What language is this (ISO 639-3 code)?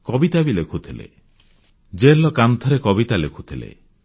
ori